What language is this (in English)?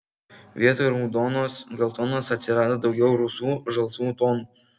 Lithuanian